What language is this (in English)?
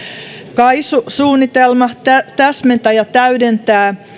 Finnish